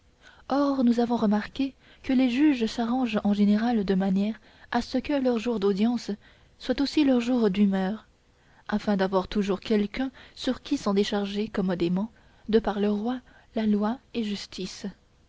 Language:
French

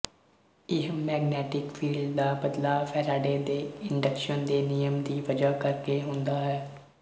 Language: Punjabi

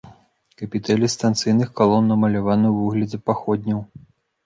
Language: Belarusian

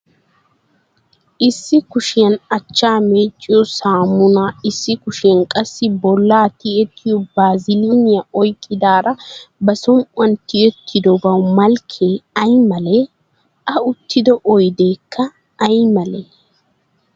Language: Wolaytta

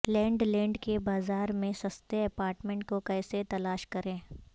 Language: Urdu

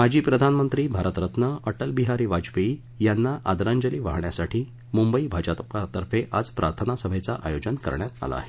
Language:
Marathi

